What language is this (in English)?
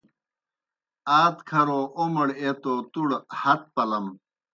Kohistani Shina